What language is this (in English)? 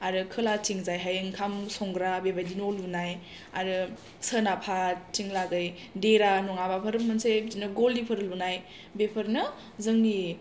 Bodo